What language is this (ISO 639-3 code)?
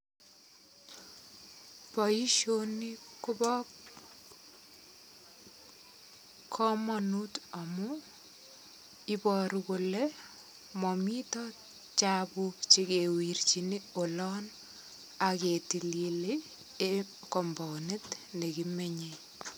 kln